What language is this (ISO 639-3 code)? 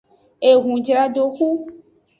ajg